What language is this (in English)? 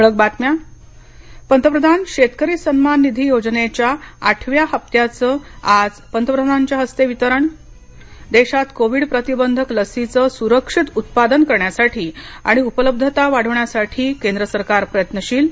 Marathi